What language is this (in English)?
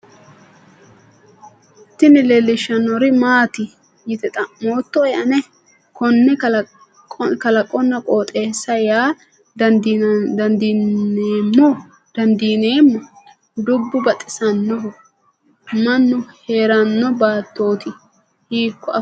Sidamo